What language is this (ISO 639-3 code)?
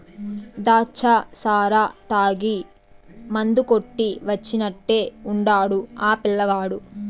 tel